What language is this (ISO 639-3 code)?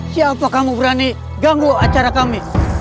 ind